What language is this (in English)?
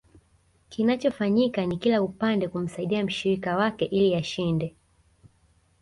Swahili